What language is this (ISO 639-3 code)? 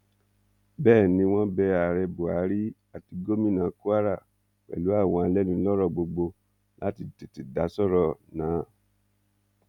yor